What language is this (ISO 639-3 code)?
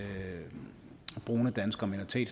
dan